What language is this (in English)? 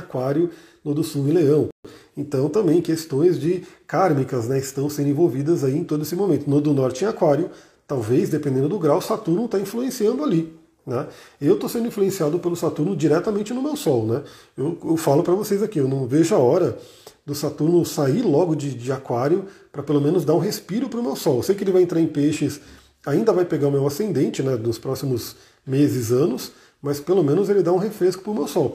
Portuguese